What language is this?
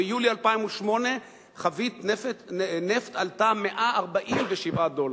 Hebrew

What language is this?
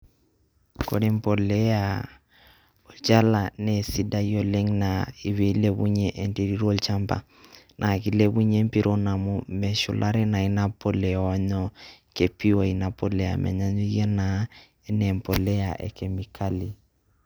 Masai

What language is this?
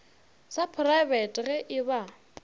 Northern Sotho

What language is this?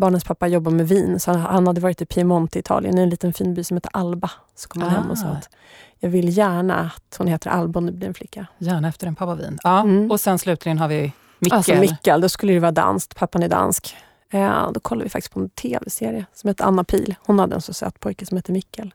Swedish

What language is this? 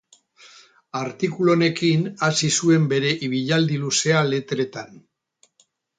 Basque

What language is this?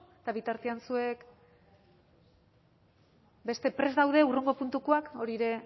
Basque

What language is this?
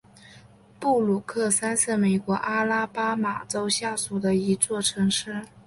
Chinese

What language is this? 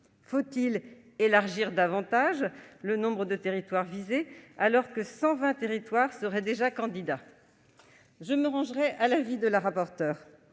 French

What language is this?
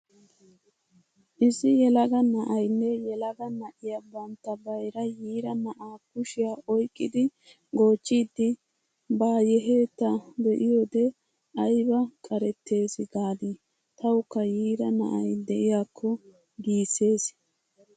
Wolaytta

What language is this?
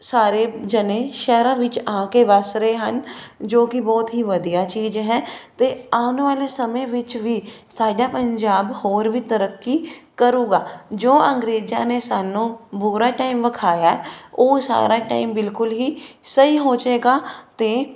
Punjabi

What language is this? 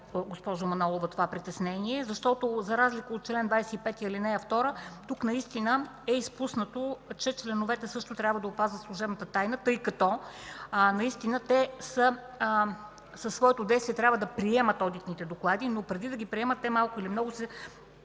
Bulgarian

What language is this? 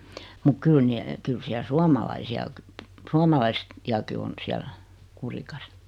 Finnish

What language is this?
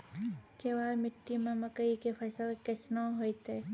Maithili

